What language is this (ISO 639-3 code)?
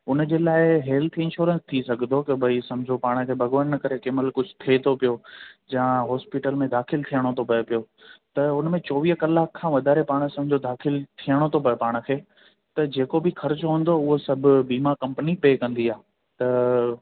snd